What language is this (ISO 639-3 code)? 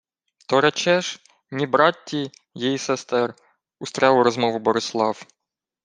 ukr